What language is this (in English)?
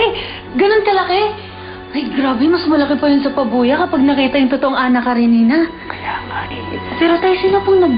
Filipino